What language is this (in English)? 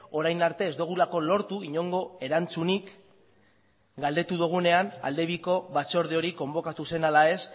Basque